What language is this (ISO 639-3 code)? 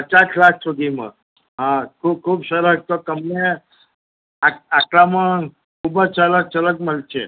guj